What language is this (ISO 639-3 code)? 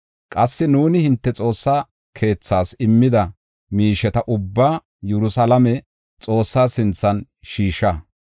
gof